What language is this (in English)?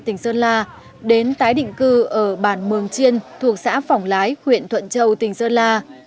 Vietnamese